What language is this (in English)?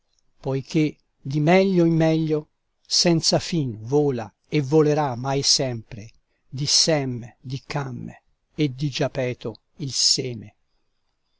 Italian